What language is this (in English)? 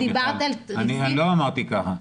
Hebrew